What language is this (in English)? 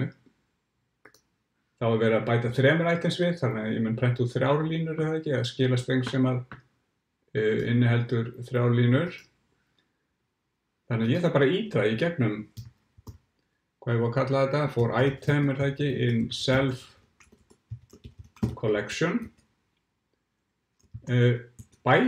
German